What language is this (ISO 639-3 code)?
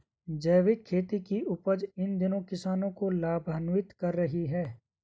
hin